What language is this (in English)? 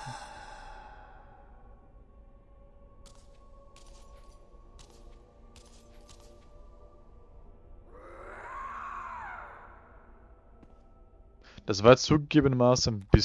German